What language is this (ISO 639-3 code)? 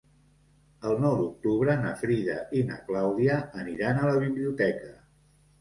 cat